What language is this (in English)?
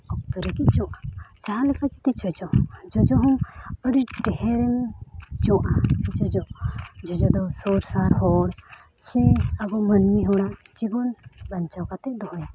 Santali